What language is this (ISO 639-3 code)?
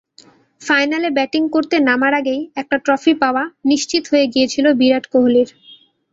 ben